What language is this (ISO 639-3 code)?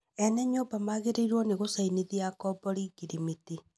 kik